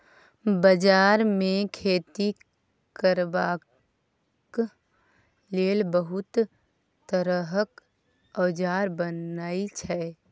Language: Maithili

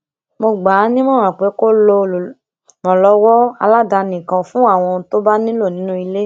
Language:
Yoruba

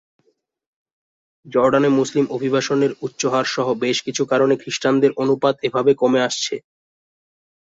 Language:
Bangla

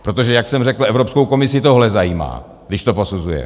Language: Czech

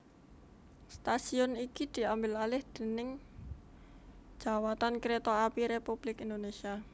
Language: Javanese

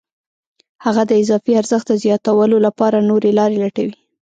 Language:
Pashto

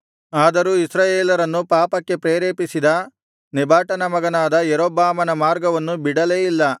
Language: Kannada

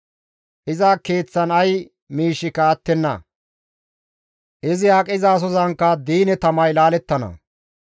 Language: Gamo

